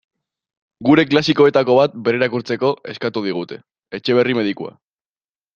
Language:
Basque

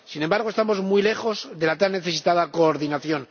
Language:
Spanish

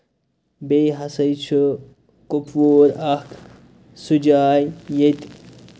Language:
Kashmiri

